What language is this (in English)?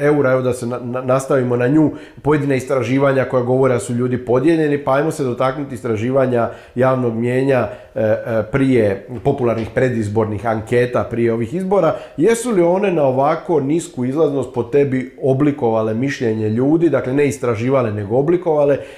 Croatian